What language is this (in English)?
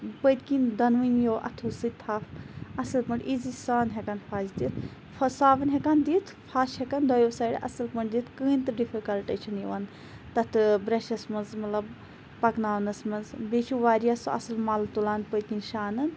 Kashmiri